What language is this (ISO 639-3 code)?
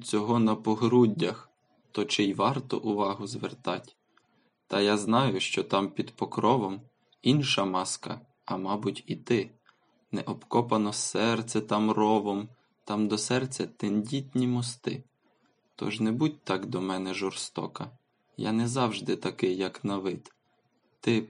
ukr